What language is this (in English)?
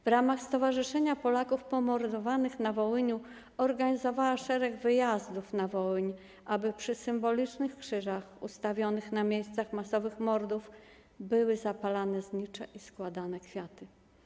Polish